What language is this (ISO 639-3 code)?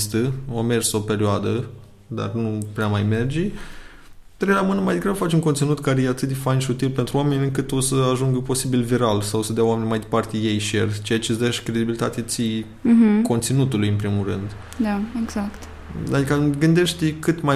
ron